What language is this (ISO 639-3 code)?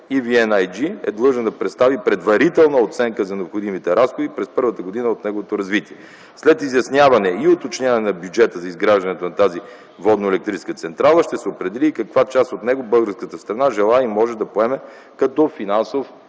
bul